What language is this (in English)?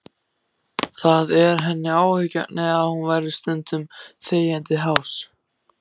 Icelandic